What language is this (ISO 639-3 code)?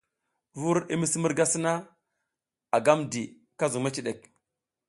giz